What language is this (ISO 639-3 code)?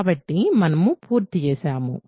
tel